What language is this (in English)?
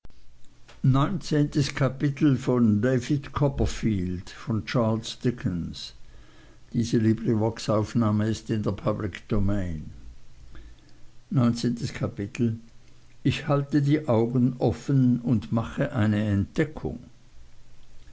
German